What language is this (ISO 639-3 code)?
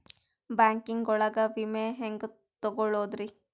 kan